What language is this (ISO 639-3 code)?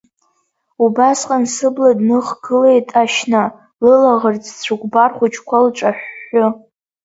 abk